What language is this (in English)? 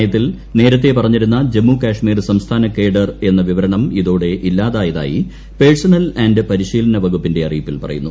Malayalam